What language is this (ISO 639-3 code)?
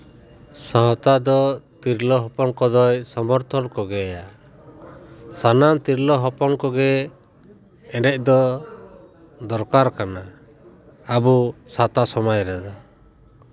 sat